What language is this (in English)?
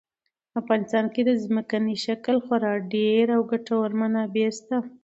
Pashto